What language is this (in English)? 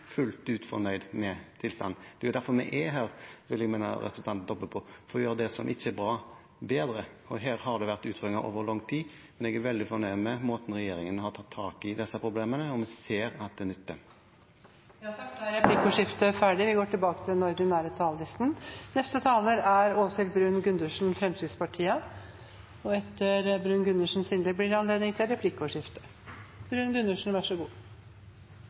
Norwegian